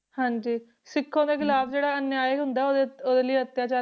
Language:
Punjabi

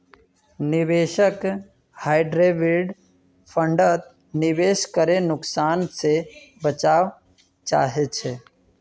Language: Magahi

